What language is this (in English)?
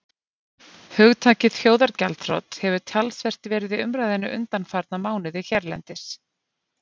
Icelandic